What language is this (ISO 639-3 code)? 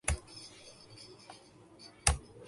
urd